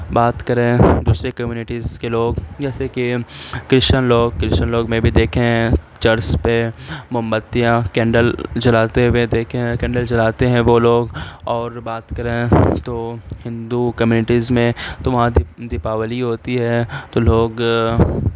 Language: Urdu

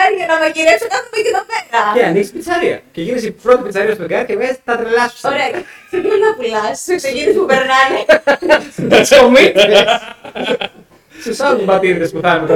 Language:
Greek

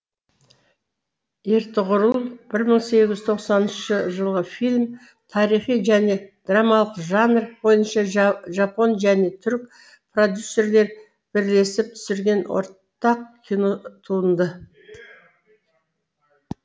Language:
Kazakh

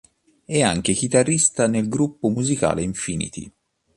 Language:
Italian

